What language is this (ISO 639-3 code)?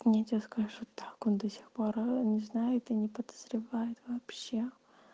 rus